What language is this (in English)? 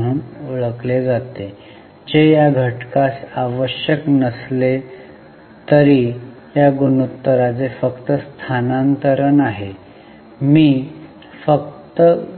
Marathi